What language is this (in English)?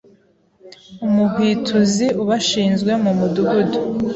Kinyarwanda